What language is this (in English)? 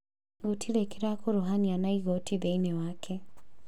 Kikuyu